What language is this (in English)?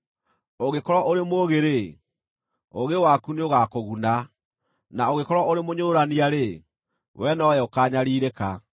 Kikuyu